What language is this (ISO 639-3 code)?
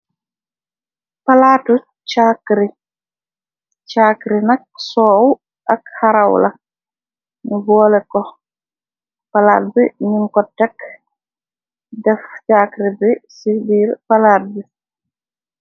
wol